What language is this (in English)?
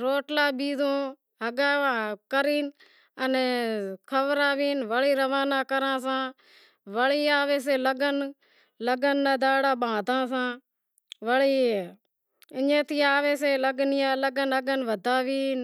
Wadiyara Koli